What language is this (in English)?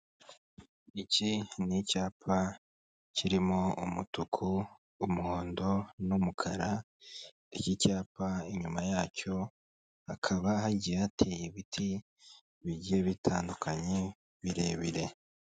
Kinyarwanda